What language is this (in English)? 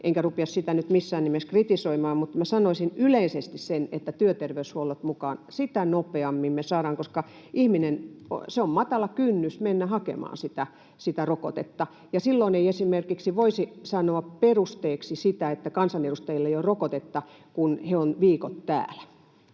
Finnish